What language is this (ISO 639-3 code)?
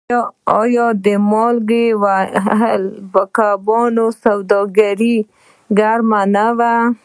pus